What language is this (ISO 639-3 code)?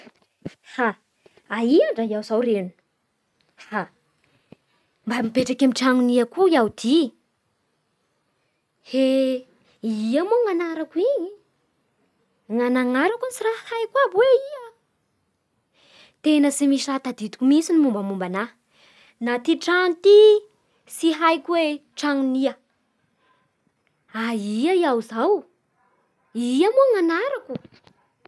bhr